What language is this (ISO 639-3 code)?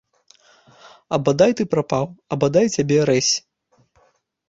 bel